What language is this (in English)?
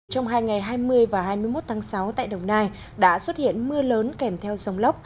Vietnamese